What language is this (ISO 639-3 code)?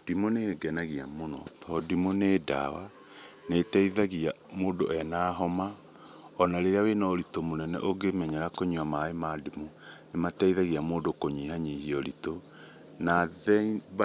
kik